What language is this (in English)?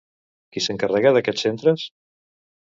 Catalan